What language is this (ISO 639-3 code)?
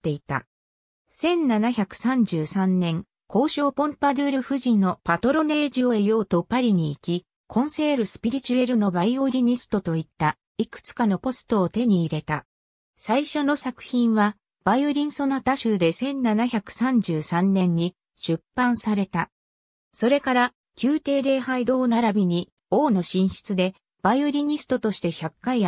jpn